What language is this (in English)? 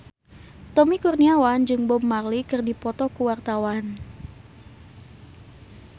Sundanese